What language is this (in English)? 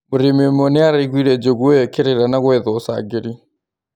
Kikuyu